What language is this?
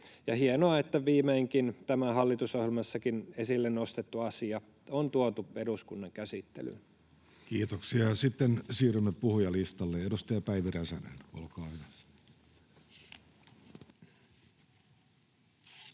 Finnish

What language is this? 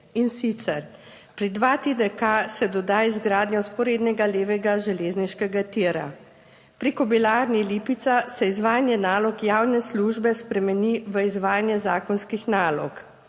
Slovenian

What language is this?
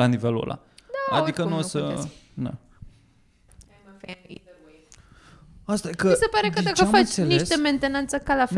Romanian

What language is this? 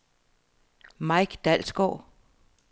Danish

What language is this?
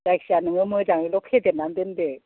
Bodo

